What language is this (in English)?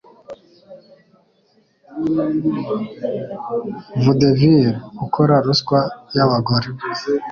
Kinyarwanda